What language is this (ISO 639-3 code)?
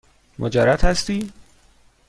fas